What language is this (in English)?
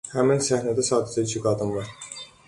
Azerbaijani